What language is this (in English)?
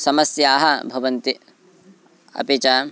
Sanskrit